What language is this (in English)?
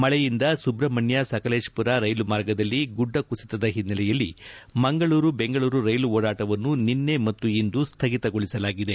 Kannada